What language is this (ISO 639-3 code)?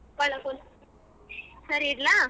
kan